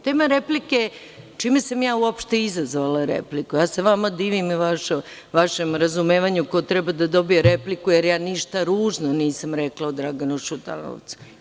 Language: Serbian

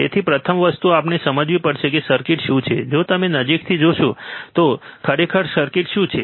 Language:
Gujarati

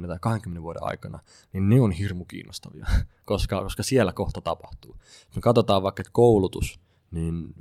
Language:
Finnish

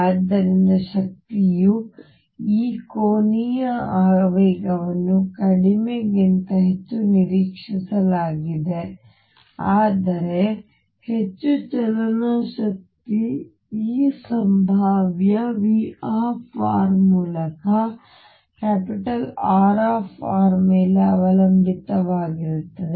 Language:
Kannada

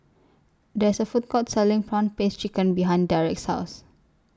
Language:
English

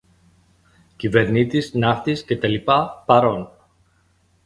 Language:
Greek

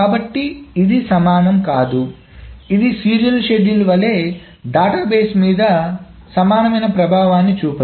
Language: Telugu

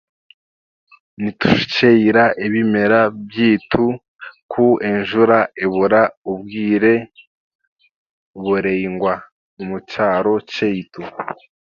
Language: Chiga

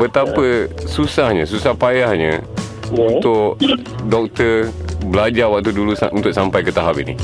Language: Malay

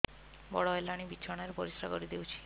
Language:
Odia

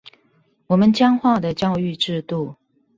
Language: Chinese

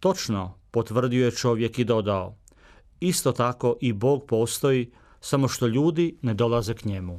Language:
Croatian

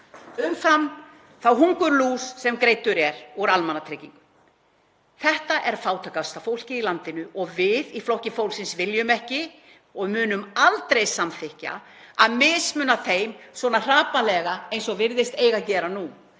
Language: Icelandic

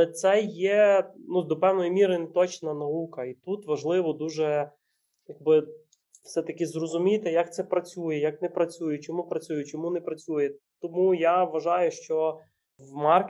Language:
Ukrainian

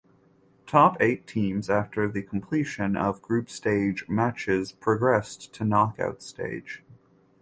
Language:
English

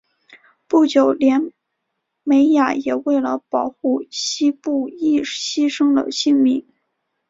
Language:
Chinese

